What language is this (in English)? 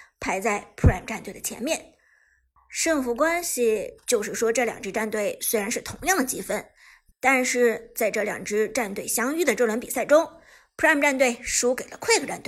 Chinese